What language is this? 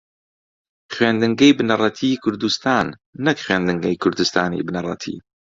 Central Kurdish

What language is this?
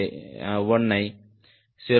Tamil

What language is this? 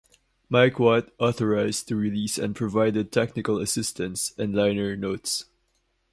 English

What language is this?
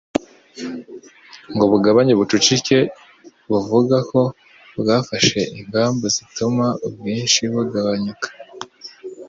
Kinyarwanda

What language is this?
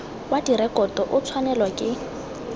Tswana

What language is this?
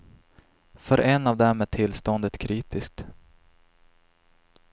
Swedish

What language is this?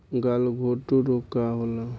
Bhojpuri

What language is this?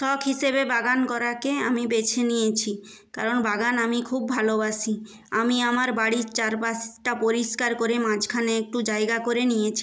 Bangla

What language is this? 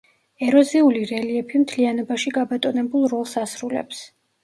Georgian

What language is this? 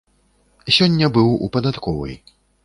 Belarusian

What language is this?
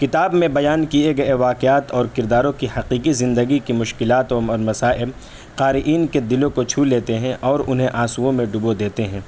Urdu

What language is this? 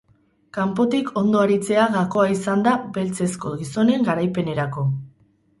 Basque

